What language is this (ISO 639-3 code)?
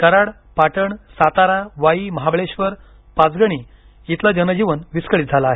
mar